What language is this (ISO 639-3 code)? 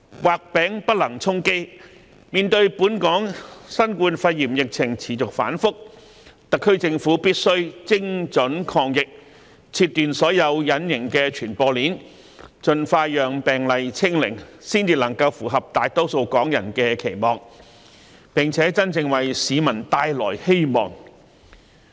yue